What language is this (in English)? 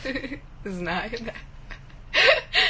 Russian